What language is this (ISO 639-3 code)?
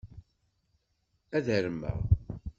kab